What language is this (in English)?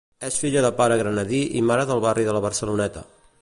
Catalan